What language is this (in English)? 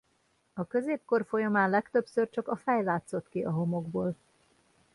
Hungarian